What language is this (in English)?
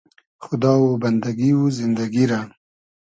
Hazaragi